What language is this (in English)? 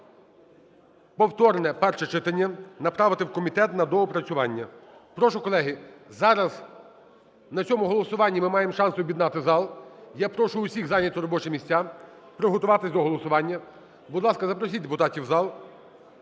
Ukrainian